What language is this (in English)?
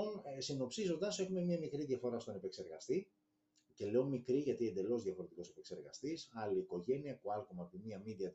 Greek